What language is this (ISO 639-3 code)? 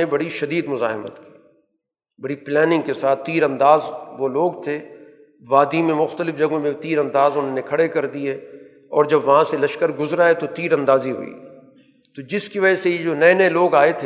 urd